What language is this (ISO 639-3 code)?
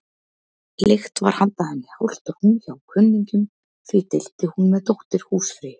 isl